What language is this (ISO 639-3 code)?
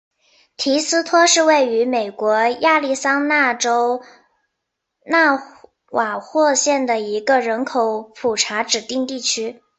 zho